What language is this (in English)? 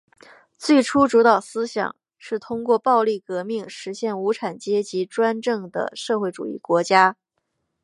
Chinese